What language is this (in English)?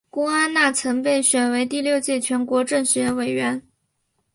Chinese